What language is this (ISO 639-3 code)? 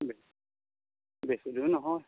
asm